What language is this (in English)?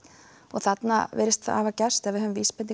Icelandic